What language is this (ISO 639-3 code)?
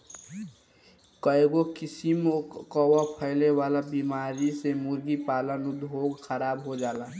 bho